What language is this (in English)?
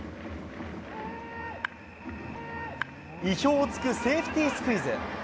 Japanese